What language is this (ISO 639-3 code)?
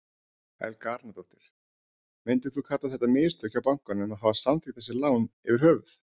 isl